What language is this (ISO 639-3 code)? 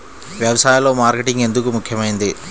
tel